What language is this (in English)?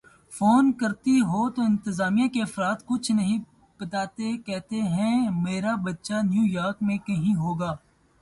Urdu